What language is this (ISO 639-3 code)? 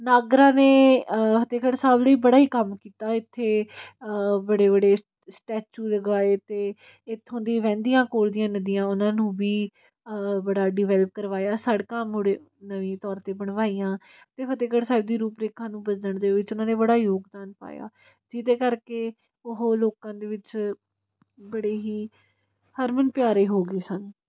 pan